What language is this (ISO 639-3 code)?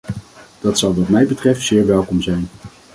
nld